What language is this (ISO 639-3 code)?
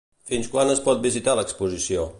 cat